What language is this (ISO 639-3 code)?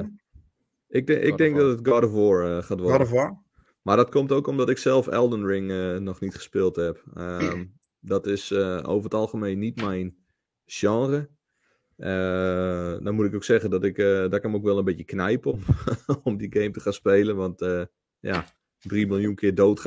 nld